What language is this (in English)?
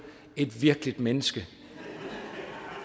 Danish